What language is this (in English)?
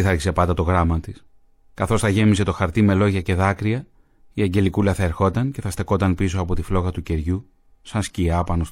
Greek